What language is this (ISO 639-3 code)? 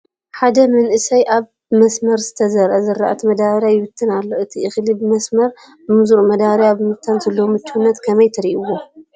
tir